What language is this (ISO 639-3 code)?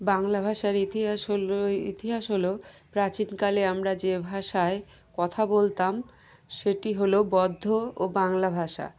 ben